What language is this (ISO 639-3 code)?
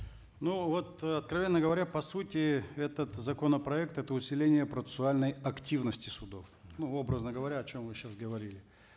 kaz